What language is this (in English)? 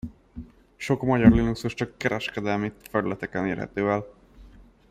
Hungarian